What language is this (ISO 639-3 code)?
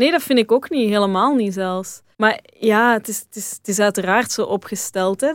nld